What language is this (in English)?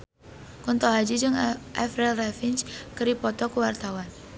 Sundanese